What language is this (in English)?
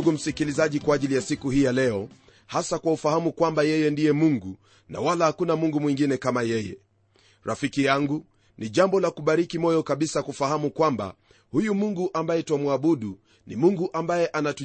Swahili